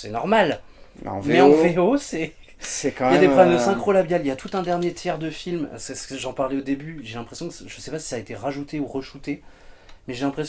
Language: French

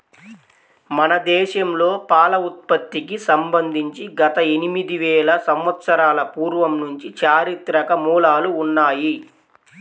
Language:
Telugu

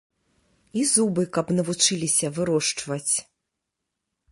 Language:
Belarusian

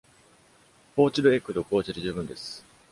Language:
Japanese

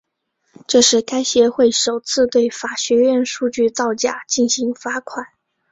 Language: Chinese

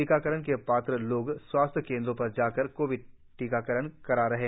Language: Hindi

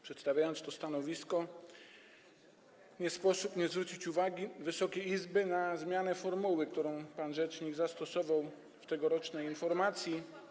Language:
Polish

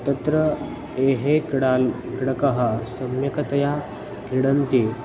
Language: Sanskrit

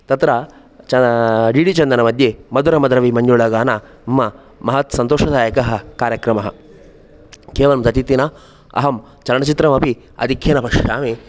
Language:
Sanskrit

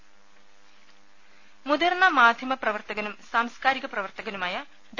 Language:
Malayalam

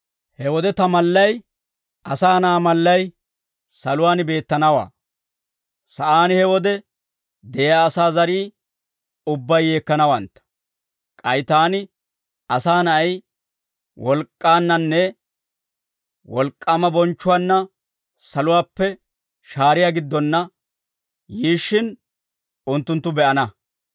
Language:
Dawro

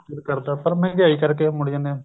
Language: Punjabi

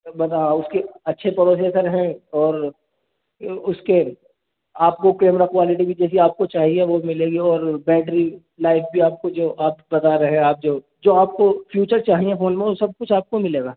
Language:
Urdu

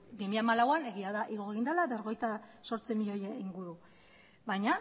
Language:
Basque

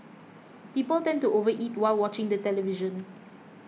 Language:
English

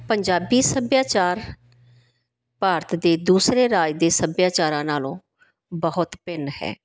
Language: Punjabi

